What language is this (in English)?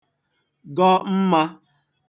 Igbo